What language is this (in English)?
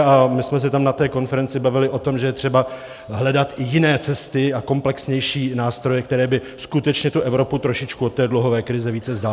Czech